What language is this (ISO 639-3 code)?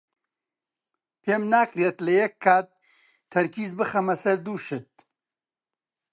ckb